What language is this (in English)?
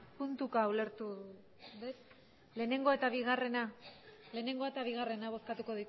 Basque